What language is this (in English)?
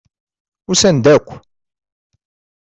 Kabyle